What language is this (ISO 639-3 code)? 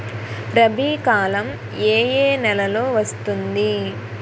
tel